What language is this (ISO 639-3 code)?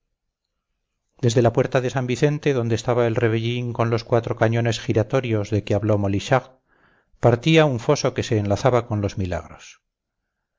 spa